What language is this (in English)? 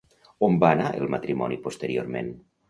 Catalan